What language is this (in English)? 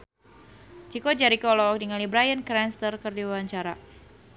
Sundanese